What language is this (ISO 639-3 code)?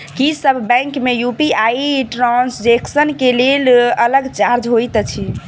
mai